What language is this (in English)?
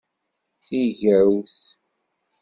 Kabyle